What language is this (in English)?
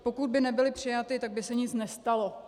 Czech